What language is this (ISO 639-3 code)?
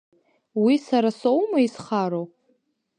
abk